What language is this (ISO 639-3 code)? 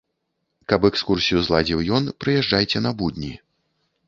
bel